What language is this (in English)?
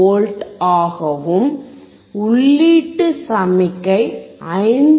Tamil